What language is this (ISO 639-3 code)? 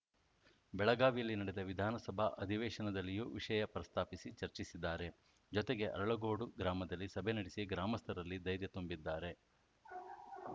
kan